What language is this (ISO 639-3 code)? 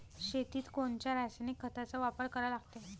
mar